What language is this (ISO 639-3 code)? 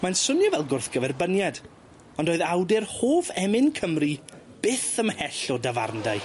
cym